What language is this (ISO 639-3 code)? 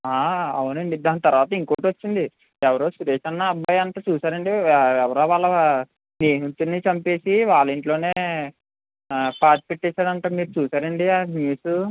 tel